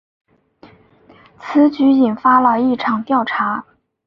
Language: Chinese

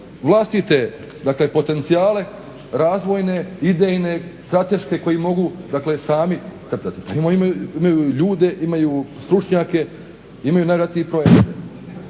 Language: Croatian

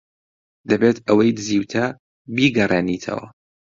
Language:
Central Kurdish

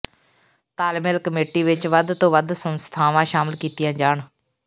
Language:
Punjabi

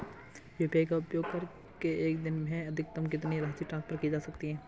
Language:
Hindi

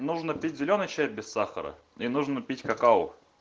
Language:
Russian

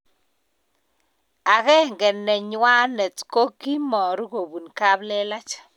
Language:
Kalenjin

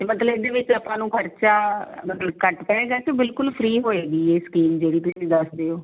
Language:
Punjabi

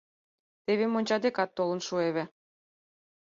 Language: Mari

